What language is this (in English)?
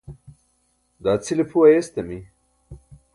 Burushaski